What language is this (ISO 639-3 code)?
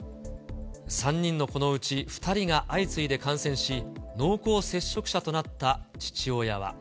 jpn